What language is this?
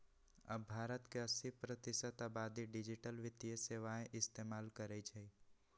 Magahi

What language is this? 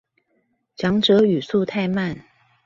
Chinese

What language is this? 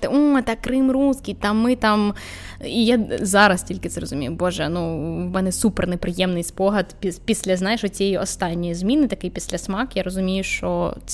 Ukrainian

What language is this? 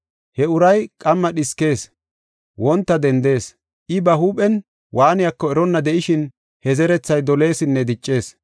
Gofa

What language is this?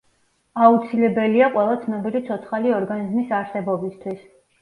Georgian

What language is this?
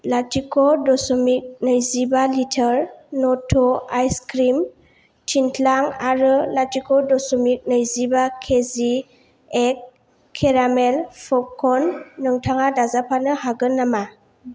Bodo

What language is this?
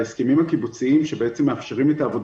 Hebrew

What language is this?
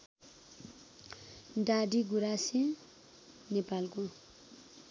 Nepali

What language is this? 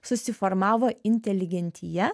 Lithuanian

